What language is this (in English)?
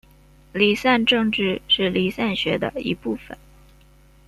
Chinese